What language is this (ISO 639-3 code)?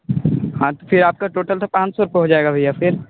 hin